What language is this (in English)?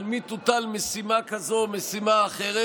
Hebrew